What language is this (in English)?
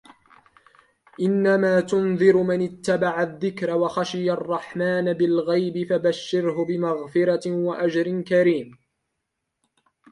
Arabic